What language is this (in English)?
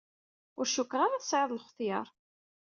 Kabyle